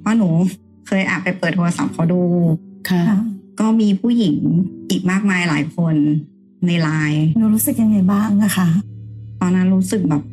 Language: Thai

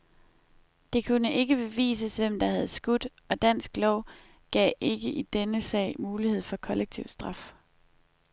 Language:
Danish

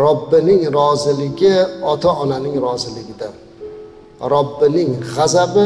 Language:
Turkish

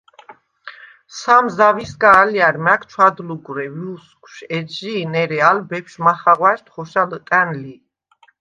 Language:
Svan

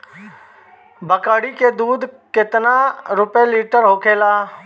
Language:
Bhojpuri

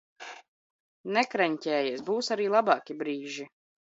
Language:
Latvian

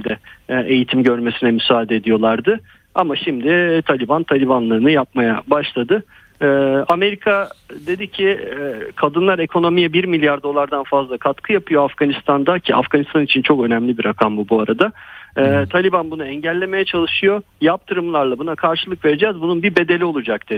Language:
Turkish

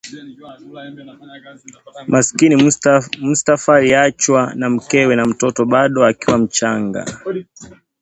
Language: Swahili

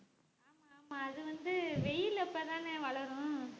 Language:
Tamil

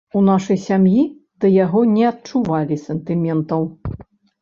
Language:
Belarusian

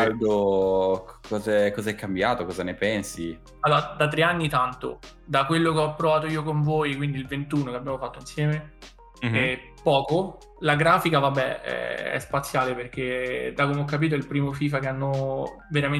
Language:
Italian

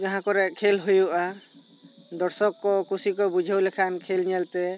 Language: Santali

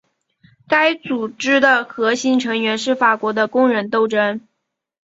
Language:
Chinese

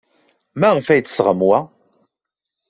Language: Kabyle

